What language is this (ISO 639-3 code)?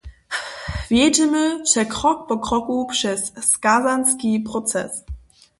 hsb